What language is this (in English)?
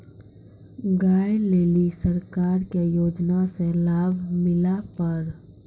Maithili